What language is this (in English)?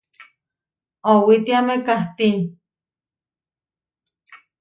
Huarijio